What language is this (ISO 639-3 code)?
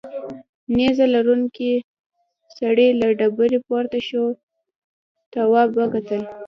pus